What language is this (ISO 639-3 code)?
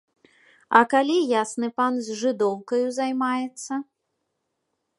bel